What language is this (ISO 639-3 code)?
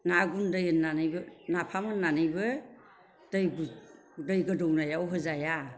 brx